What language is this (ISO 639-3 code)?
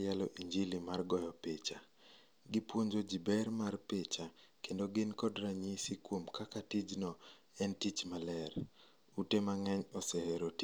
luo